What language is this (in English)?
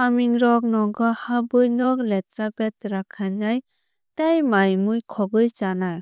Kok Borok